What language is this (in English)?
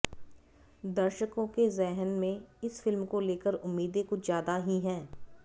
Hindi